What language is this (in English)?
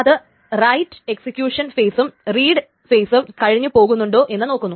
Malayalam